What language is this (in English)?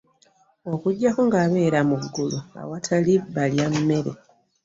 Ganda